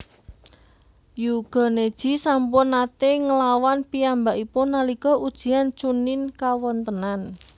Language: Javanese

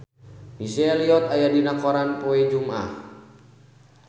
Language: Sundanese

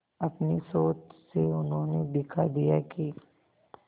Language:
Hindi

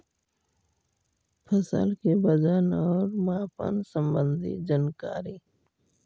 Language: Magahi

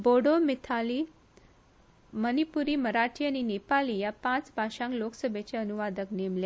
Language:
Konkani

